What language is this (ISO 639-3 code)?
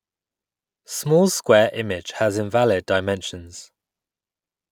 eng